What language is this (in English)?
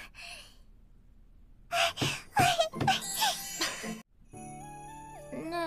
Japanese